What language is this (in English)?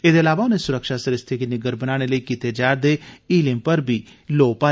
Dogri